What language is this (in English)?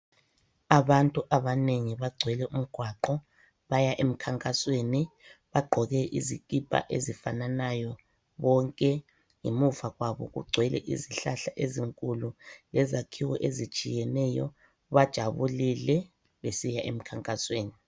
North Ndebele